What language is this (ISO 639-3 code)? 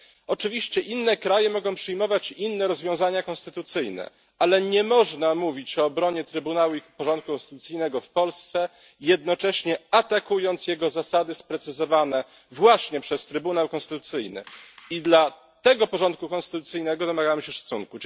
pol